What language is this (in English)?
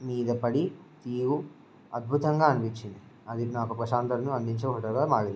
Telugu